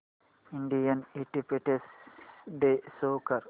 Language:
Marathi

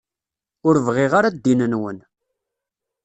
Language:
Kabyle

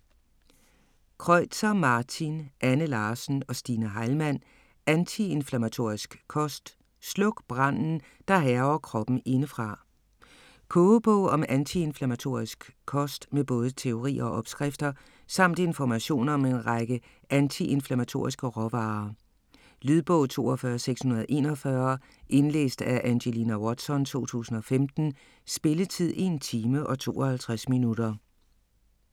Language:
Danish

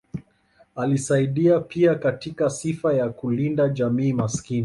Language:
Swahili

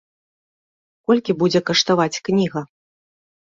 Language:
Belarusian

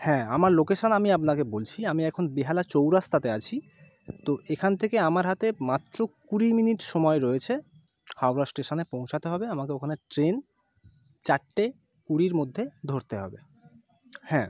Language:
Bangla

